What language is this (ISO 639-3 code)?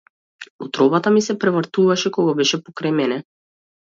mkd